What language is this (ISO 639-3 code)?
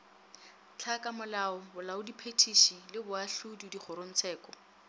nso